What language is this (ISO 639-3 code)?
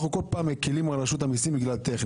heb